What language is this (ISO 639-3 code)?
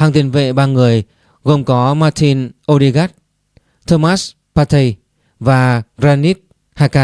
vie